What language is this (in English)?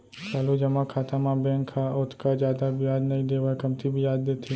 Chhattisgarhi